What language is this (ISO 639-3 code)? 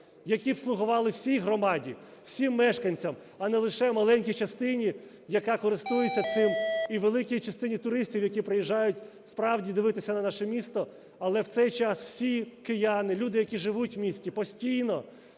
ukr